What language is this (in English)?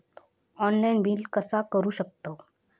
Marathi